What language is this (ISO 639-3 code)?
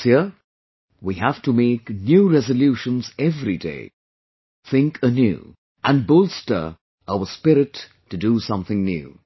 eng